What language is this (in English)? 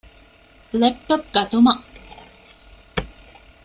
Divehi